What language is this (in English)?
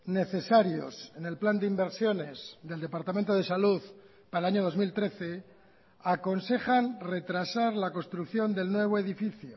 Spanish